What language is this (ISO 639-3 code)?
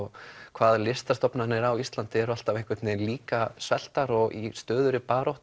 isl